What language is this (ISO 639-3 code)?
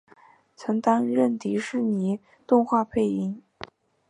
zho